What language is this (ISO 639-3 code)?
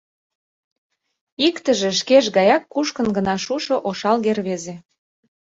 chm